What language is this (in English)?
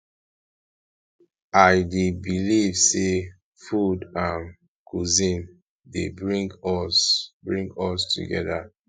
Nigerian Pidgin